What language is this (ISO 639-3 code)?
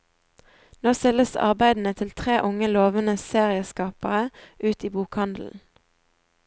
nor